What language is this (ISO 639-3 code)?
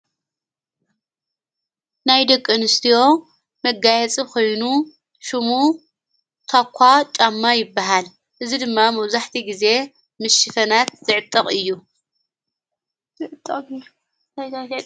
tir